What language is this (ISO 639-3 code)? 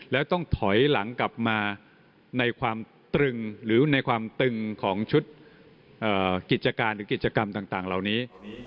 tha